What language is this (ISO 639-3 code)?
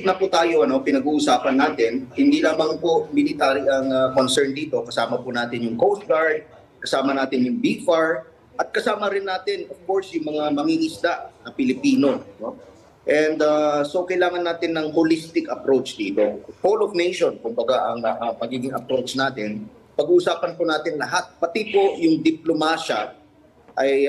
fil